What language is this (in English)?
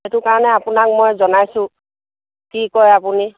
Assamese